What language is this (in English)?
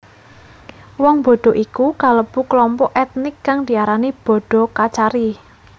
Javanese